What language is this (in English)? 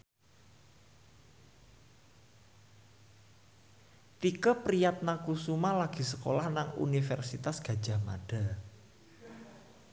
Javanese